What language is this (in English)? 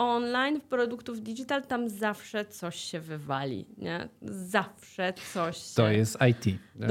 Polish